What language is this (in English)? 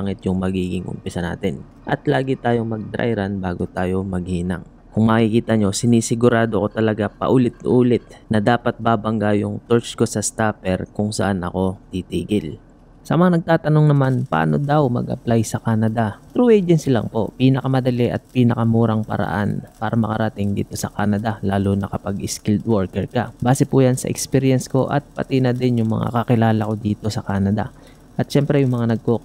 Filipino